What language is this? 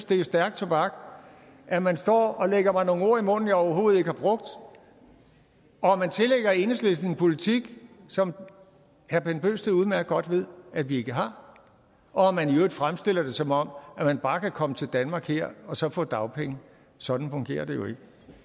Danish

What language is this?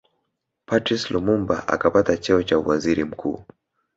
Swahili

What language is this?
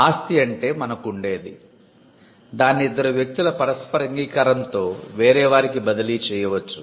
Telugu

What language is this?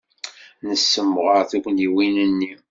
Kabyle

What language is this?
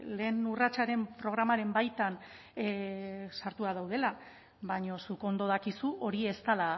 Basque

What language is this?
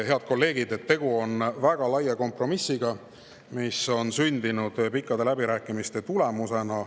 Estonian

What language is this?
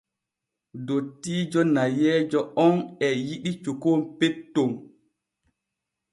Borgu Fulfulde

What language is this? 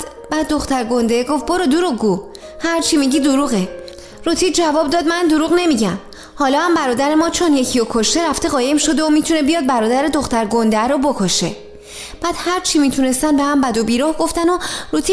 Persian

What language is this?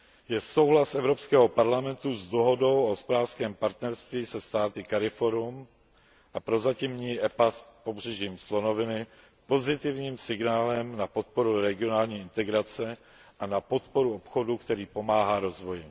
Czech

